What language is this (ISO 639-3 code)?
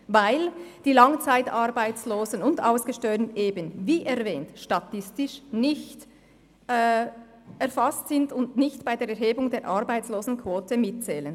gsw